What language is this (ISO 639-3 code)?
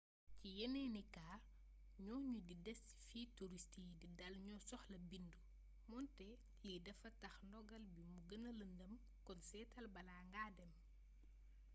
wol